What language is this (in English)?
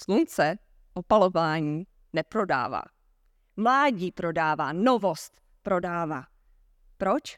Czech